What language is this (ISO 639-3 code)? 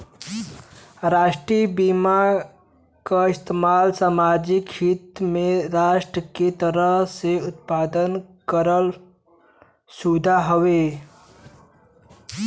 bho